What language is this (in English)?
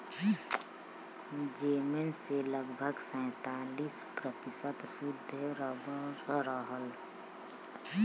Bhojpuri